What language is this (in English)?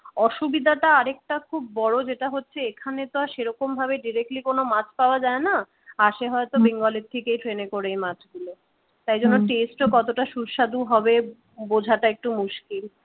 Bangla